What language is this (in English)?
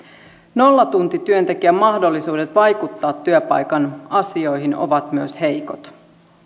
Finnish